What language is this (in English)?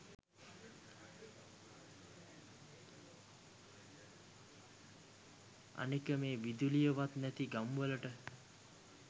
Sinhala